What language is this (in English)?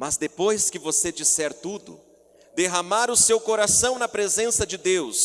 Portuguese